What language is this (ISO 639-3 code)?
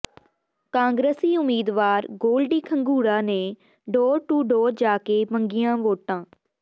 pan